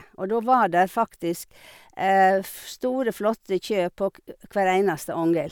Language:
Norwegian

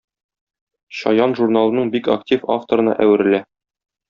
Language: Tatar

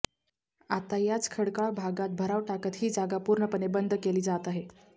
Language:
Marathi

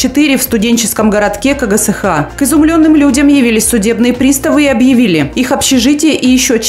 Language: Russian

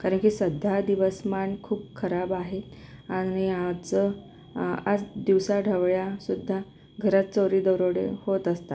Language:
Marathi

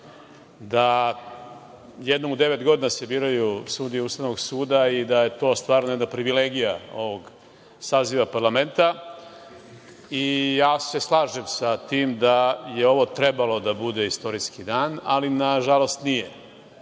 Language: Serbian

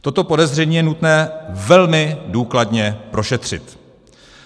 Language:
Czech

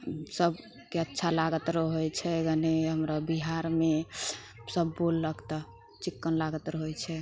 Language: Maithili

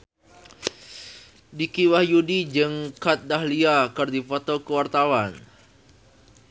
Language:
Sundanese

